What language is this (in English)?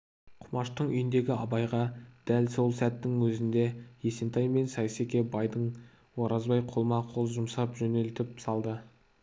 Kazakh